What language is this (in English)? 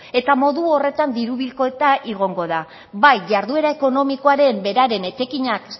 Basque